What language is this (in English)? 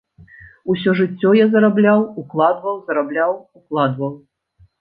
Belarusian